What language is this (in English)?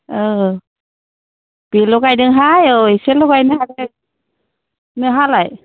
Bodo